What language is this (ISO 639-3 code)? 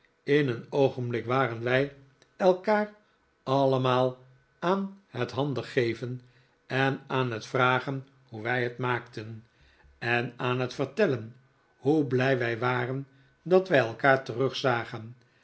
nld